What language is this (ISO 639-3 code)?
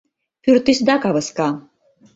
chm